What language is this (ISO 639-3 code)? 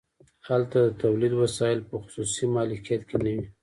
pus